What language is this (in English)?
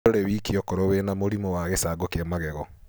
Kikuyu